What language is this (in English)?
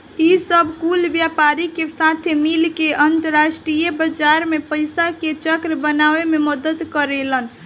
Bhojpuri